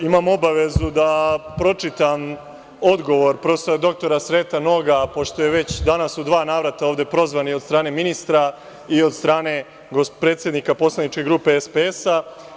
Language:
Serbian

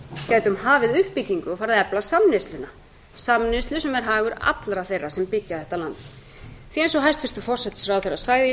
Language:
Icelandic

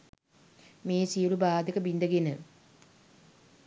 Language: Sinhala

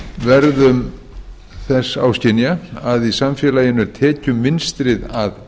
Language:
Icelandic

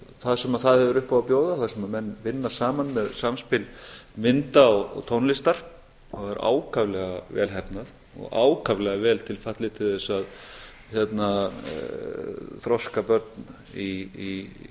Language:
Icelandic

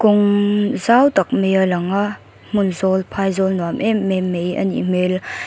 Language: Mizo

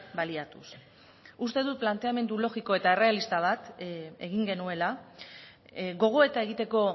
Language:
Basque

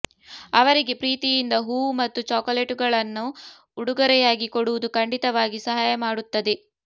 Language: Kannada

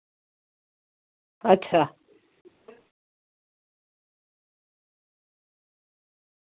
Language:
Dogri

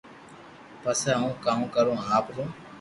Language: Loarki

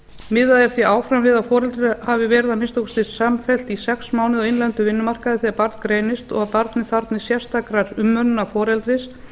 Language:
Icelandic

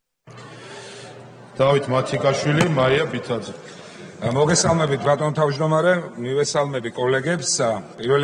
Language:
Romanian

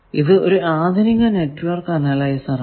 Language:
Malayalam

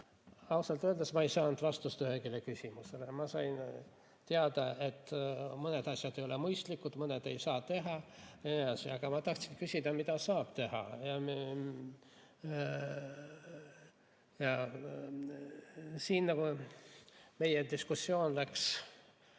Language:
Estonian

